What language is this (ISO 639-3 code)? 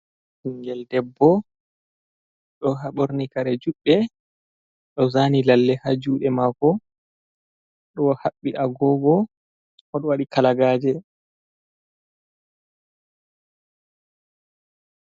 ful